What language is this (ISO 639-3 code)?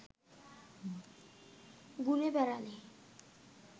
ben